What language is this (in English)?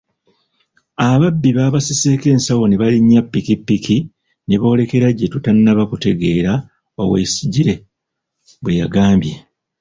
Ganda